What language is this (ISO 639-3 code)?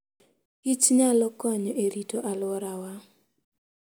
luo